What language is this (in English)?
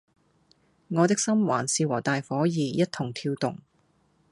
Cantonese